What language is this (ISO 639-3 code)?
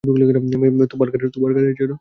ben